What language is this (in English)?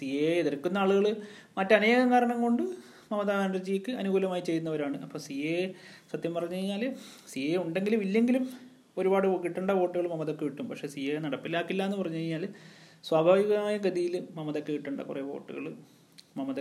Malayalam